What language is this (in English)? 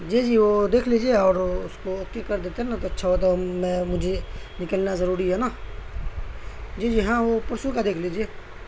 Urdu